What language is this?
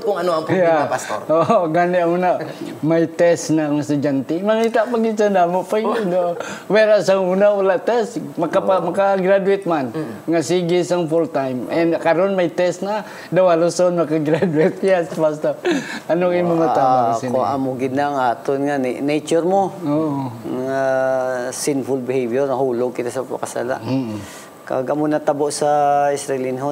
Filipino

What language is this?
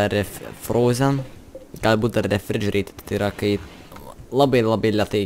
Lithuanian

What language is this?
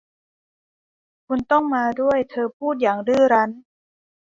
Thai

